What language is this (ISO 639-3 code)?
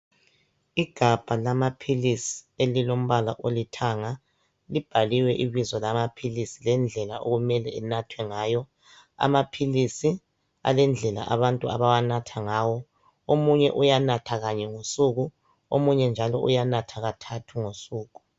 nde